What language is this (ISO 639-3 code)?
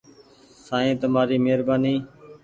gig